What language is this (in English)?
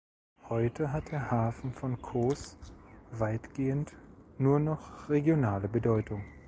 German